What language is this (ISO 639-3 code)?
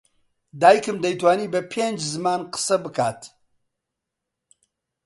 ckb